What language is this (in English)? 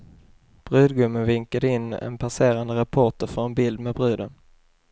Swedish